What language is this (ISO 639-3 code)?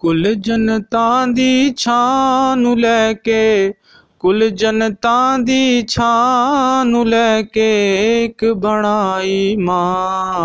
urd